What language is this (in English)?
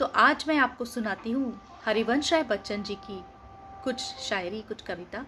Hindi